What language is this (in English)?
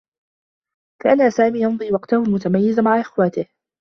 Arabic